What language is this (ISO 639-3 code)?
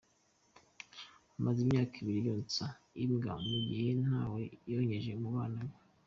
kin